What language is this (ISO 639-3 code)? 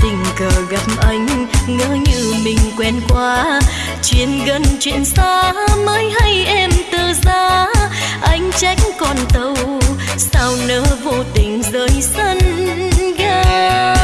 vie